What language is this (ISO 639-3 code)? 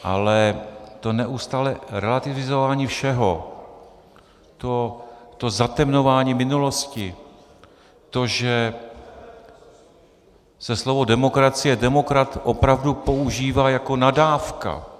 ces